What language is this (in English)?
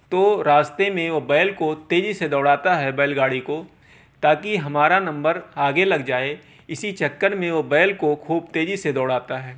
Urdu